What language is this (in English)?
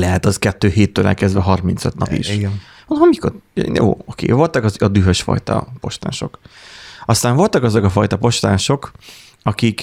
Hungarian